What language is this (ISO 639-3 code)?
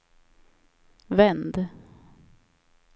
swe